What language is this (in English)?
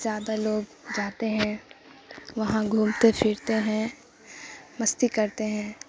Urdu